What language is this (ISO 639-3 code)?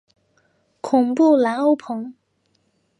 zho